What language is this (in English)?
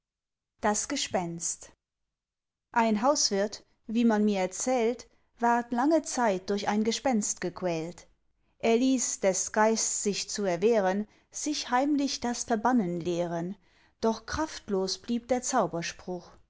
German